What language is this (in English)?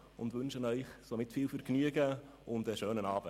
Swiss German